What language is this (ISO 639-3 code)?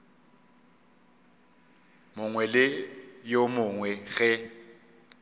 nso